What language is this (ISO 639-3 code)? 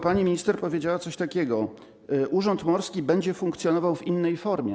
pol